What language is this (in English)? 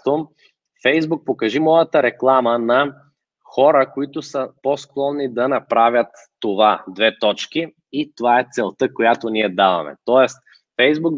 Bulgarian